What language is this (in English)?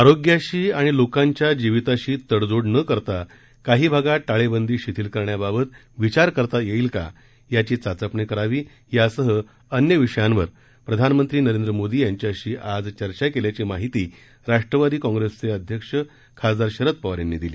Marathi